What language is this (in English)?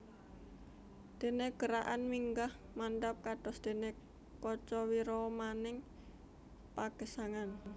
Javanese